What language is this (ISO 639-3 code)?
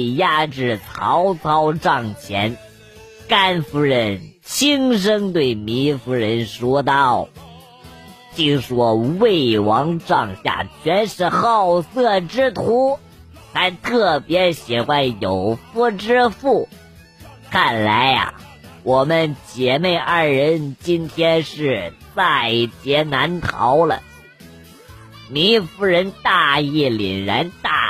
zho